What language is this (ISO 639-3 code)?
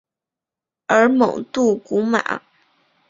zho